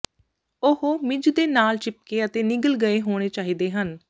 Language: Punjabi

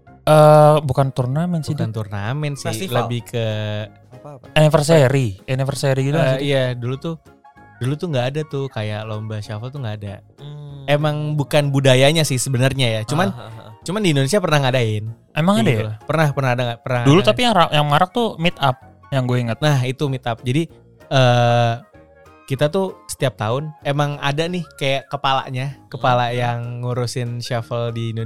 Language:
Indonesian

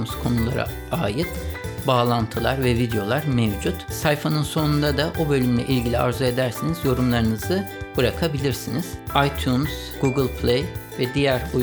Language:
Turkish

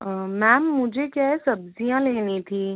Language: Hindi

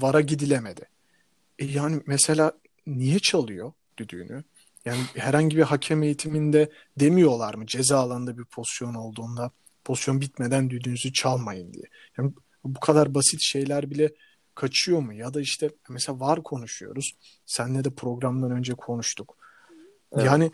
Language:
Turkish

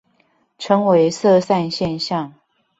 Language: Chinese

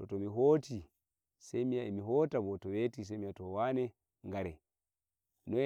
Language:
Nigerian Fulfulde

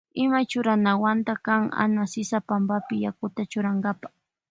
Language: Loja Highland Quichua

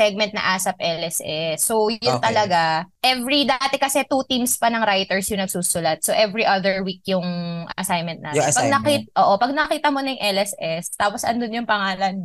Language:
Filipino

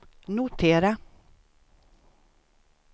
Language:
Swedish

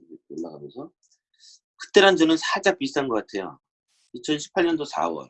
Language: Korean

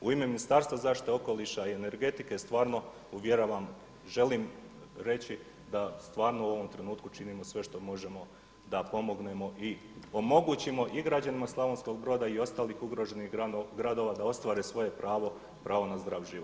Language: Croatian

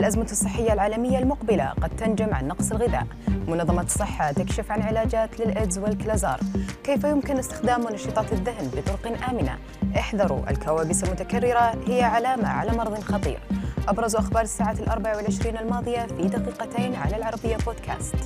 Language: Arabic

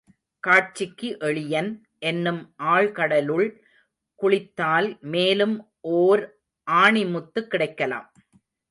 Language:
Tamil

